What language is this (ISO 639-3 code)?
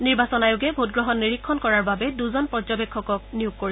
asm